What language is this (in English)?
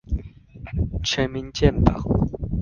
Chinese